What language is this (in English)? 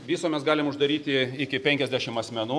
Lithuanian